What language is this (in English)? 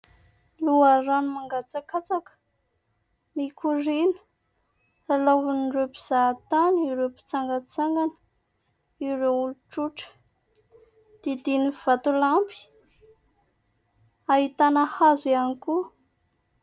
Malagasy